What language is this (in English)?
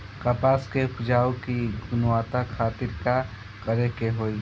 Bhojpuri